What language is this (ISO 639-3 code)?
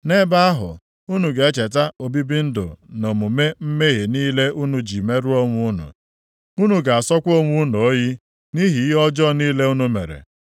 ibo